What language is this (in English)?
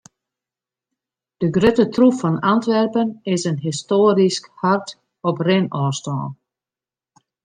Western Frisian